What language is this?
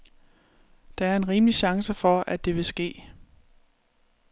Danish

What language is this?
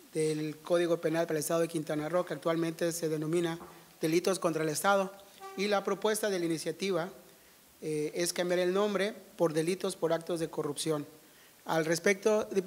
Spanish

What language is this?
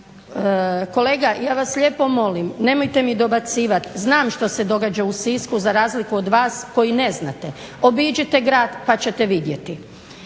Croatian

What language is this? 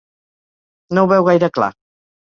Catalan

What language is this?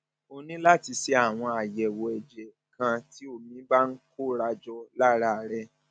Yoruba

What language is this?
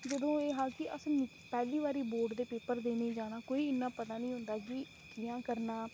Dogri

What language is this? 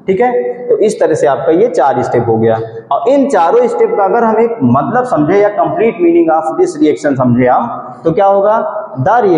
Hindi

